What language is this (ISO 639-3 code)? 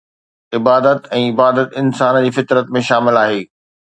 snd